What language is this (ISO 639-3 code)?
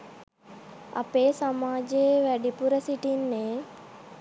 sin